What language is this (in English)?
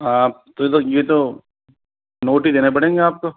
Hindi